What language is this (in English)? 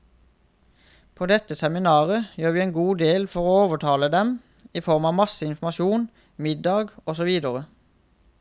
Norwegian